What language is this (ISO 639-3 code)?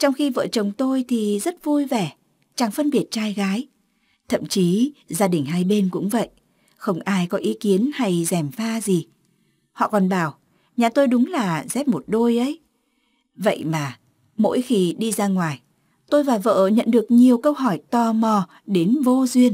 vie